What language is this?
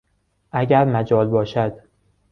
Persian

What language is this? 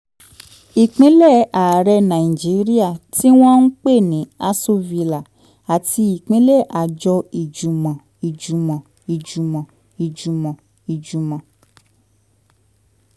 Yoruba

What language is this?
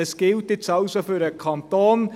Swiss German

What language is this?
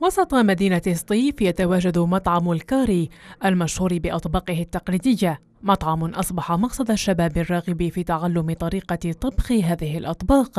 Arabic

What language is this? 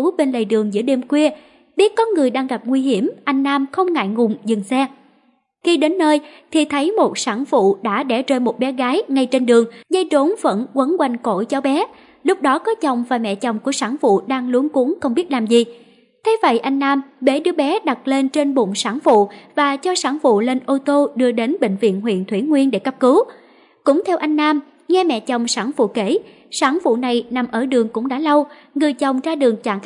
Vietnamese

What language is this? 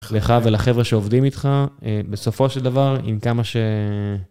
Hebrew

